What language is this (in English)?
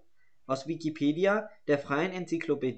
German